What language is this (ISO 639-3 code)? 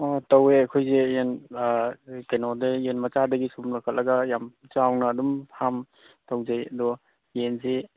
mni